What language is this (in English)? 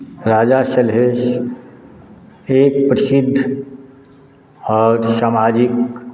Maithili